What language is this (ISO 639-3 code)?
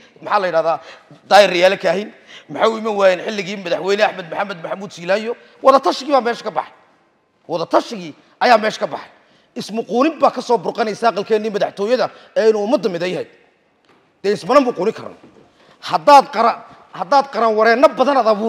ara